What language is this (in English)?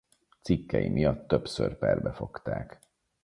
Hungarian